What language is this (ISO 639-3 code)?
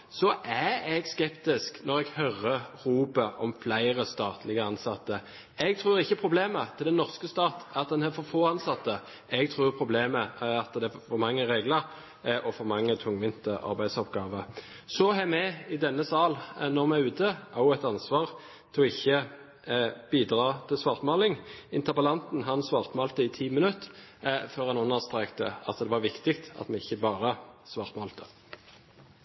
nob